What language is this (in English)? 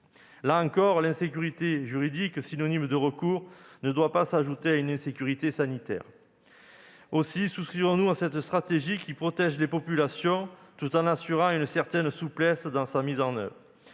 French